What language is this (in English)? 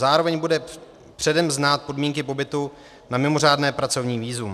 Czech